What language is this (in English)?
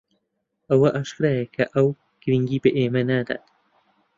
Central Kurdish